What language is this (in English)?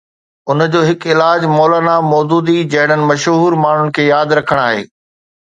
Sindhi